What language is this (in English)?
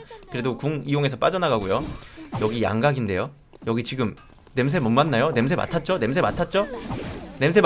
Korean